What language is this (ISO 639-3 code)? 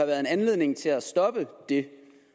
dan